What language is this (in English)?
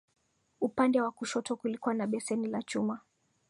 Swahili